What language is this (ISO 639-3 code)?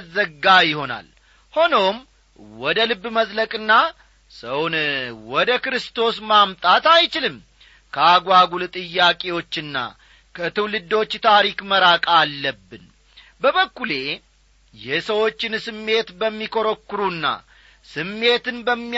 amh